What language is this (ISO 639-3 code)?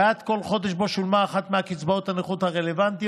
heb